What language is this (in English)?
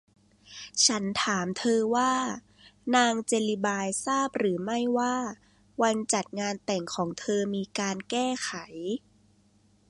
Thai